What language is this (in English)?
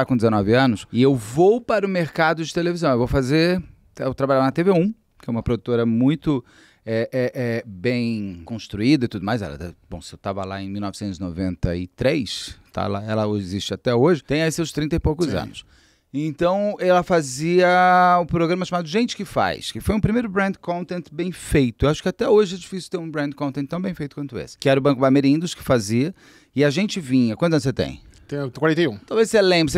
Portuguese